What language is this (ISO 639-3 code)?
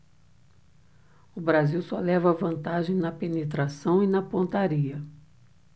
por